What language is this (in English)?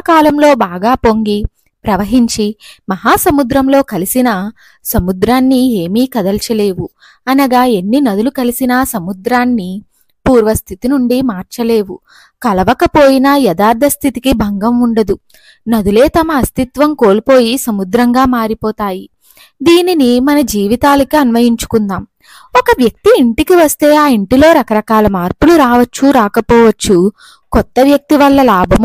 Telugu